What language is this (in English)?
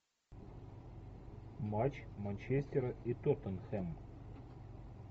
Russian